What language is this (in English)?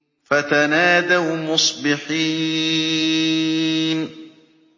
Arabic